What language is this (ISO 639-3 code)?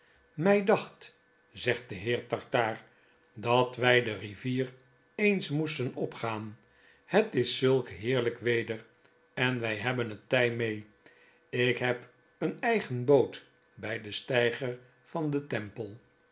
nld